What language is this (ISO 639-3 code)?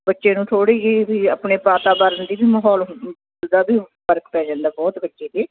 pan